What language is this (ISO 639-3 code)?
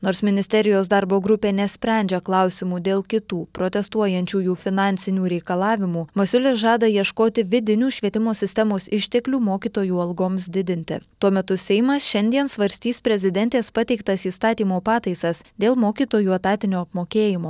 lit